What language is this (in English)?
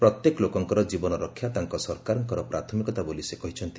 Odia